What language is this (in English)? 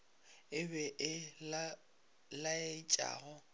Northern Sotho